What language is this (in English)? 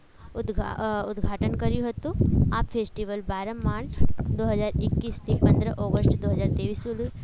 Gujarati